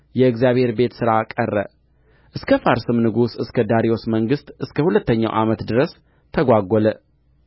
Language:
Amharic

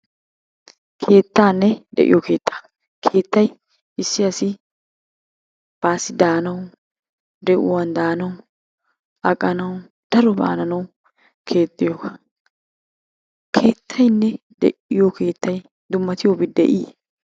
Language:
Wolaytta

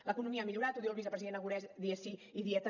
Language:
Catalan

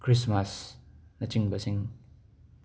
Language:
Manipuri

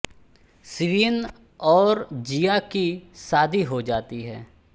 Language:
Hindi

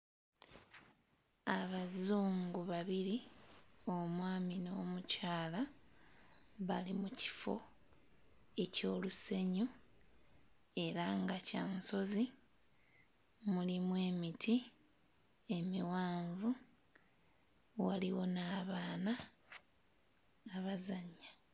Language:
Ganda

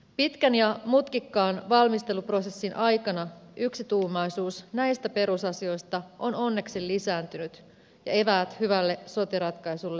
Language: Finnish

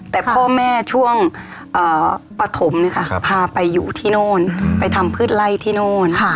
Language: Thai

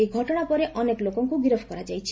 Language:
Odia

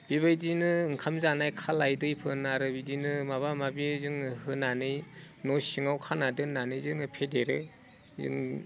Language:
Bodo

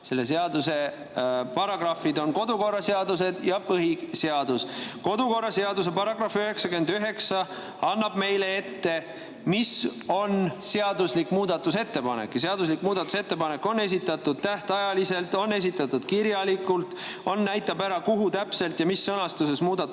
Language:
Estonian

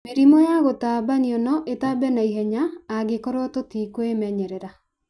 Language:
Kikuyu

